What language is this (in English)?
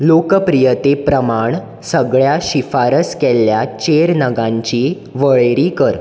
Konkani